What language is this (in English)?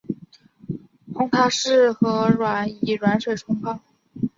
Chinese